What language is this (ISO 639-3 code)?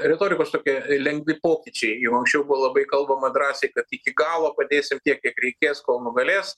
lit